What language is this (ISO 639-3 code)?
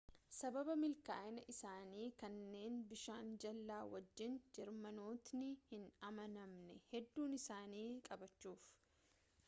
orm